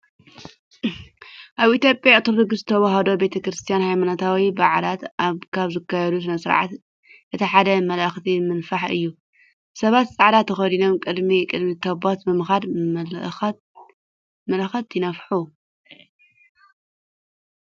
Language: Tigrinya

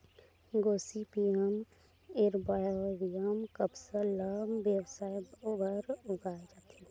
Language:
Chhattisgarhi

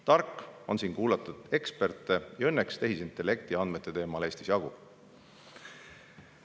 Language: Estonian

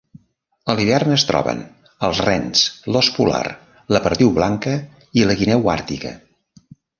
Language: Catalan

